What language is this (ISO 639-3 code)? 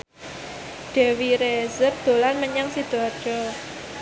jav